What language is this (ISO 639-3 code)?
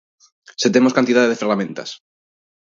glg